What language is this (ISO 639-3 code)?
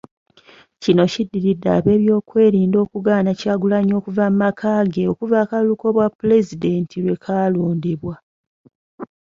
lug